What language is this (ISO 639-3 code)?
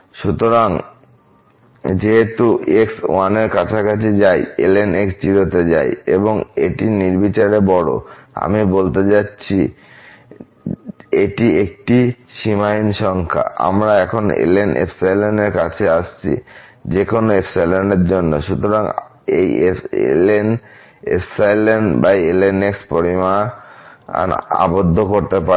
ben